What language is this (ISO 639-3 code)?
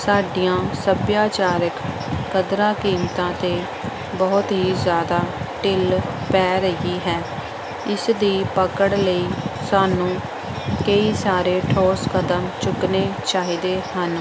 pan